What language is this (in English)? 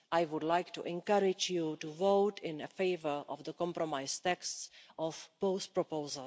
English